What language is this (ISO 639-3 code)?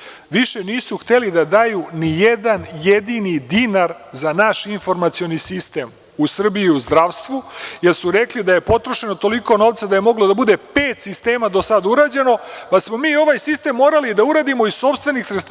srp